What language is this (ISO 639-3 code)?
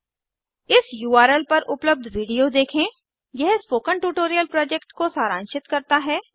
hin